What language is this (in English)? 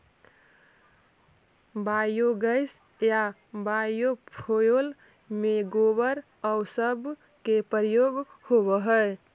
Magahi